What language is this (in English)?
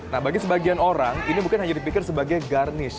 Indonesian